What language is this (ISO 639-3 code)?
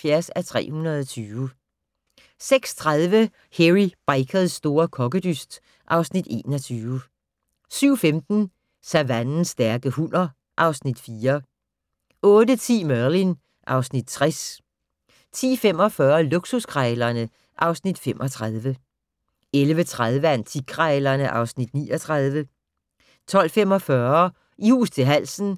dan